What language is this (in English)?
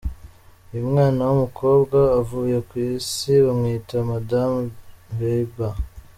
Kinyarwanda